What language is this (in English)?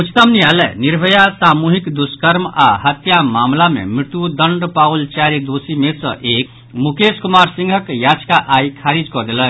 Maithili